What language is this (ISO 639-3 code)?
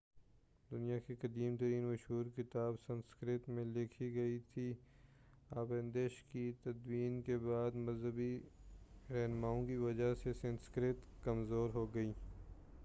urd